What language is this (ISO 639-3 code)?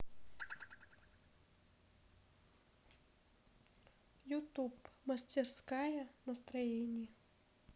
rus